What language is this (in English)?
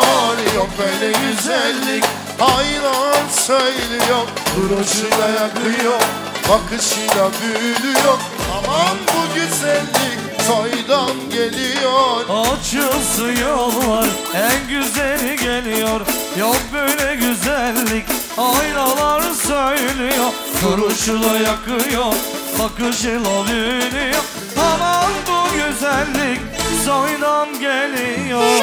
Turkish